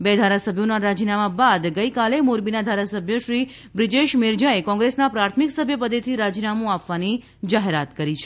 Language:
Gujarati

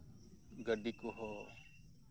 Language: Santali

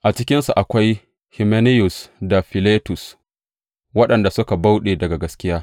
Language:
Hausa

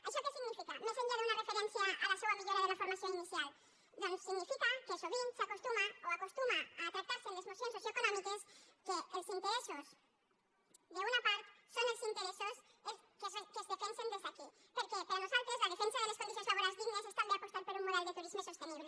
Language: Catalan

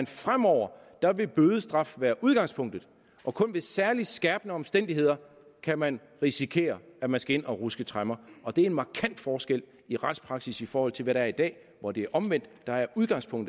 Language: Danish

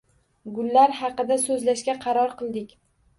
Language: Uzbek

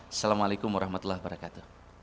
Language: Indonesian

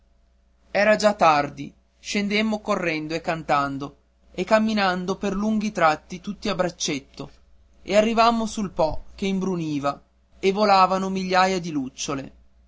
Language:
Italian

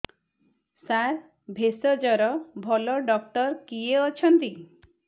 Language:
Odia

